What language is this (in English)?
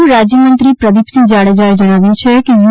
Gujarati